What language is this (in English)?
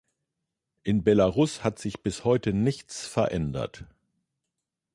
German